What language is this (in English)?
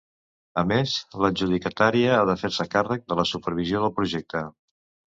Catalan